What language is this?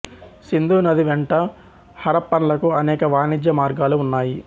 Telugu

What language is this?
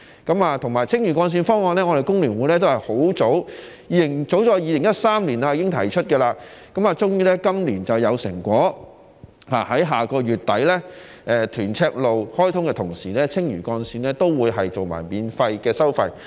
Cantonese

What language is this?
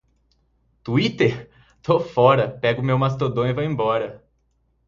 Portuguese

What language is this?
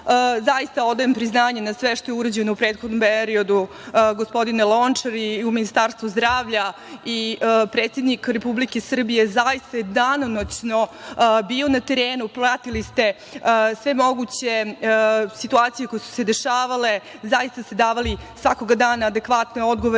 Serbian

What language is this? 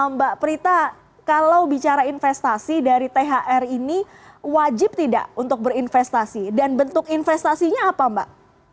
Indonesian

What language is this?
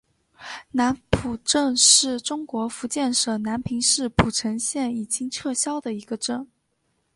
Chinese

